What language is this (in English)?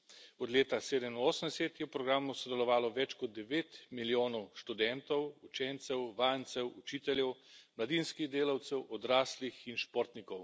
Slovenian